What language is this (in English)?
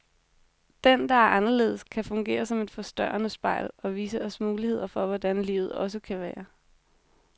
Danish